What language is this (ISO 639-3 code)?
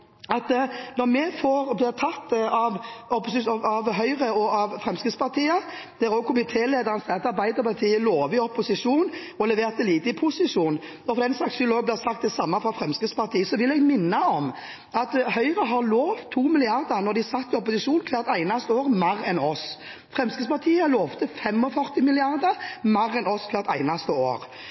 nob